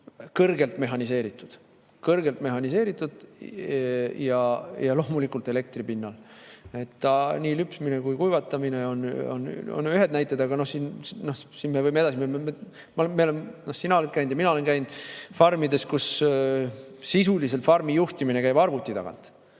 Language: Estonian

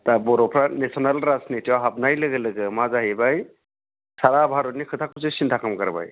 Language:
Bodo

